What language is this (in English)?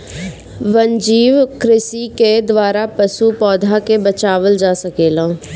Bhojpuri